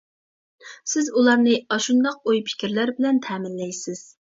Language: Uyghur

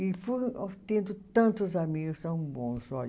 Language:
Portuguese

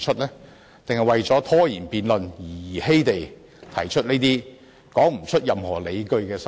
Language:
Cantonese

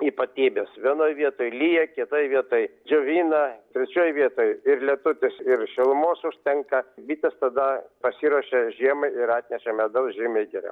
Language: Lithuanian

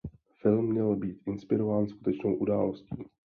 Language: Czech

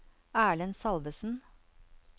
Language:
Norwegian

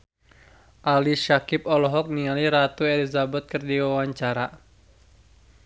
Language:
Sundanese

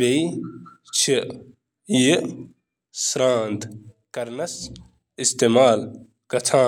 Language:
Kashmiri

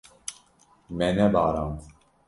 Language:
Kurdish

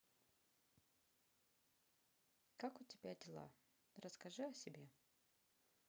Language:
Russian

